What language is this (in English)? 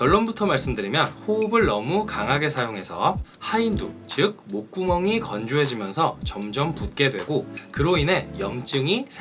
Korean